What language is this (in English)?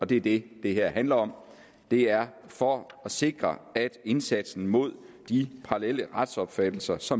Danish